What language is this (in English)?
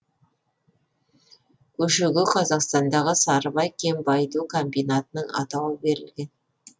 Kazakh